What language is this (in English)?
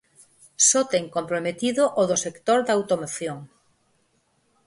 Galician